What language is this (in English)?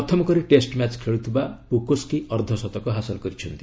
Odia